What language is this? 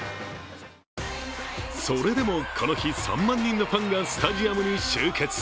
Japanese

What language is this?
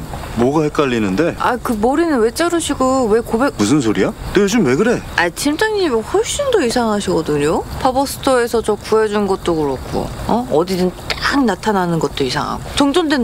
Korean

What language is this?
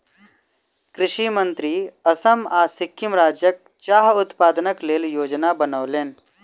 Maithili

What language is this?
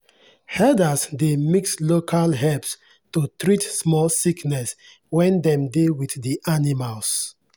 Nigerian Pidgin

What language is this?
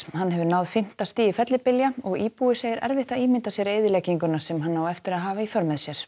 Icelandic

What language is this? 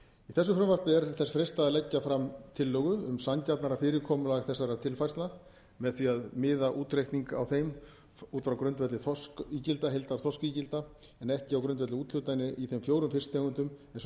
Icelandic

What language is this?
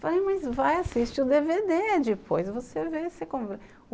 Portuguese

